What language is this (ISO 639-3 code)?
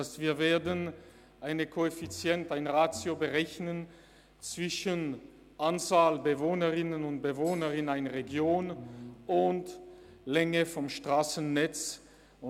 gsw